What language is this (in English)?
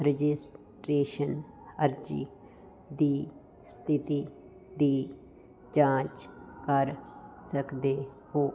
Punjabi